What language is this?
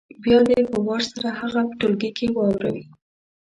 Pashto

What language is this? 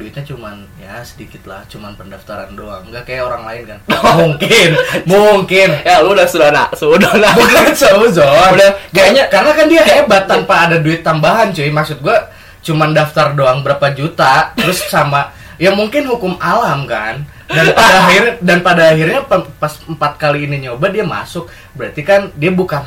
Indonesian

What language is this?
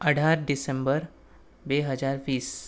Gujarati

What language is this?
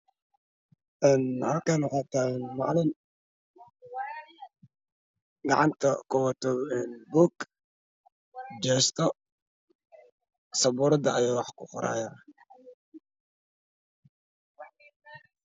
Somali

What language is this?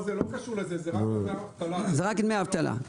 Hebrew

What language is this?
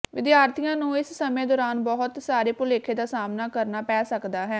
Punjabi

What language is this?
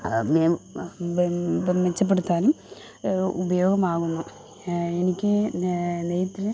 Malayalam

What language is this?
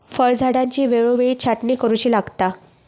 Marathi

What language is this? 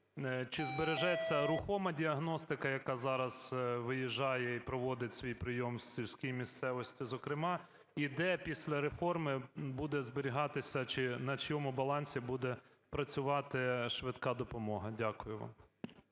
Ukrainian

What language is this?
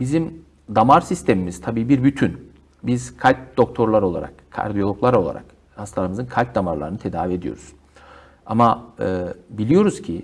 Turkish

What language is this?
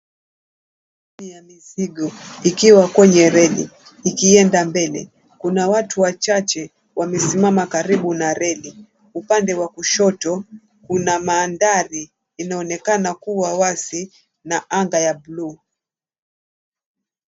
Swahili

